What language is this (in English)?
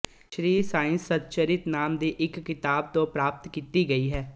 Punjabi